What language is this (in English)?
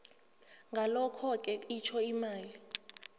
South Ndebele